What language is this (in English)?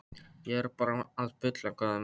Icelandic